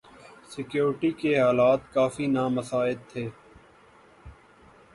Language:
Urdu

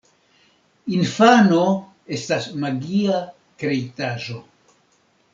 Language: Esperanto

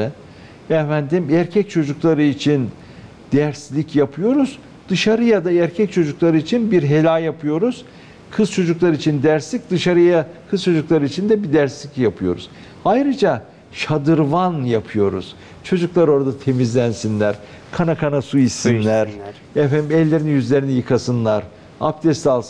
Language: Turkish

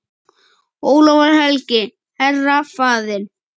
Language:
Icelandic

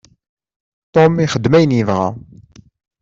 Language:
Kabyle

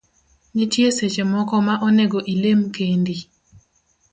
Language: Luo (Kenya and Tanzania)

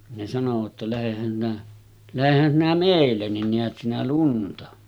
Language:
Finnish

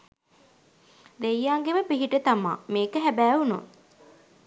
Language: Sinhala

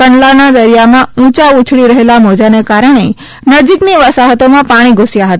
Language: Gujarati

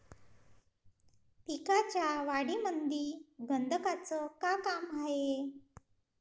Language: Marathi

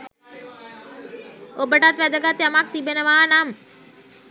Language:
Sinhala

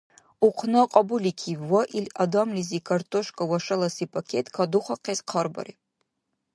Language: Dargwa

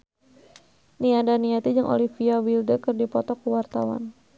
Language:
Sundanese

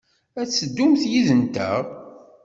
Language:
Kabyle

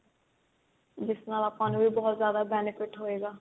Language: Punjabi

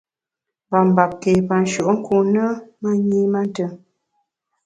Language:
Bamun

